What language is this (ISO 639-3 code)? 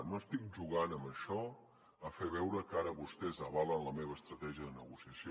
cat